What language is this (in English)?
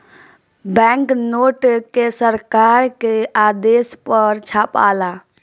Bhojpuri